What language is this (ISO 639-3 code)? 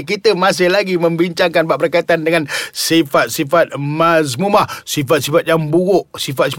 msa